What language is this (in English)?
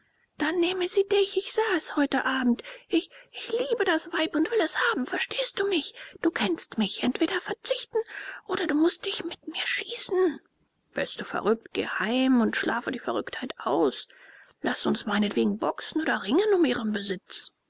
German